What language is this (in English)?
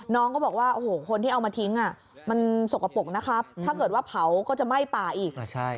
Thai